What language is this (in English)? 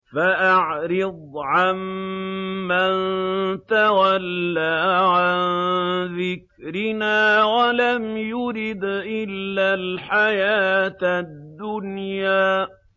Arabic